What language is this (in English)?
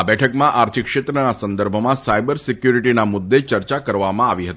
Gujarati